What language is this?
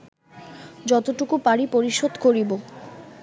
Bangla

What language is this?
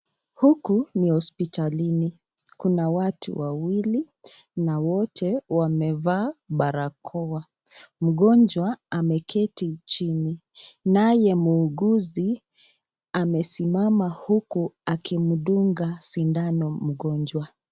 Swahili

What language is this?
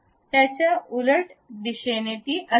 Marathi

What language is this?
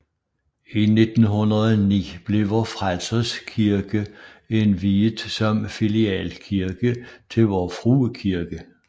Danish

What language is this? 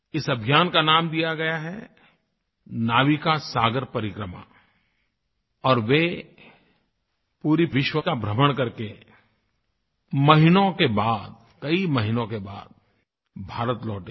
Hindi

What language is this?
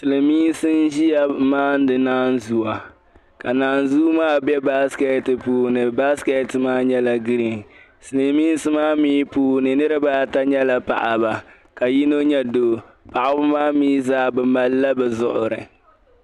Dagbani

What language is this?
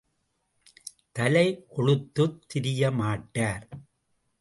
Tamil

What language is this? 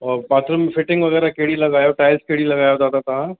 Sindhi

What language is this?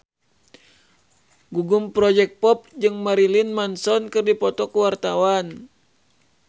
Sundanese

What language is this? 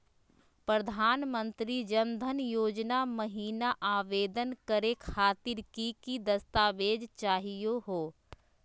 Magahi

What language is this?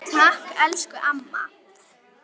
Icelandic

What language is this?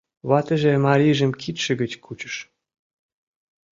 Mari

